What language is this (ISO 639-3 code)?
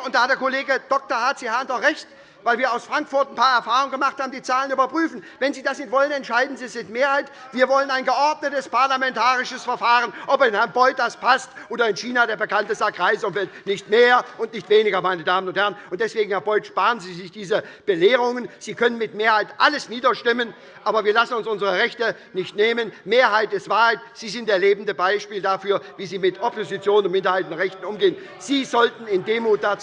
deu